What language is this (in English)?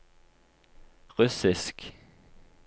Norwegian